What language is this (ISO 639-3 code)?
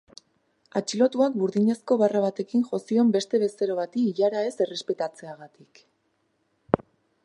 eus